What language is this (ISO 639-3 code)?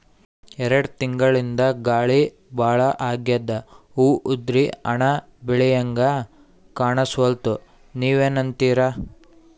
kan